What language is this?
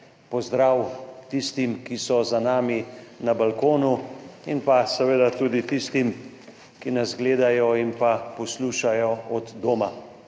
Slovenian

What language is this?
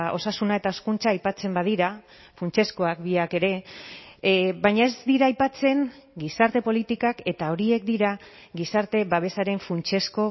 Basque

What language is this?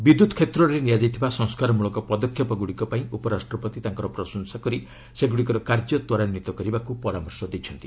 Odia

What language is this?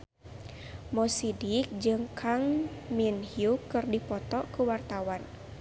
Sundanese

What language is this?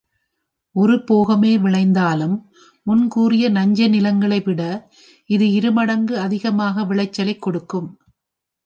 Tamil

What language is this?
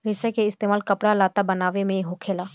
Bhojpuri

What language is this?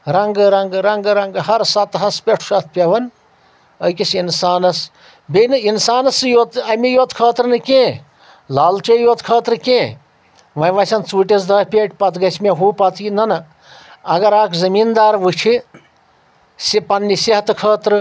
Kashmiri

